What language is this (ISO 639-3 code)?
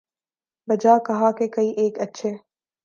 urd